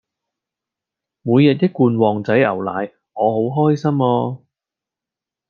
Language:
Cantonese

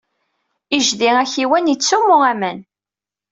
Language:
Kabyle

